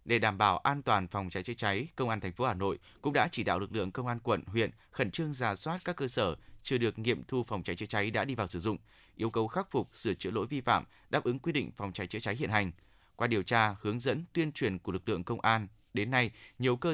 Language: Vietnamese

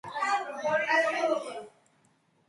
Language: Georgian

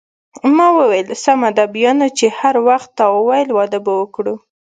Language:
Pashto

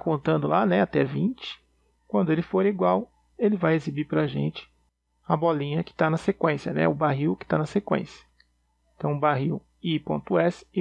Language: Portuguese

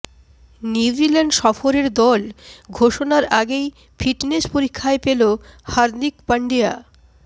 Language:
Bangla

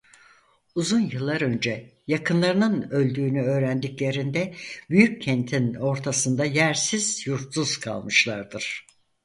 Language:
Turkish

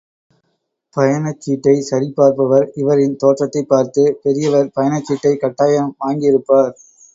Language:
Tamil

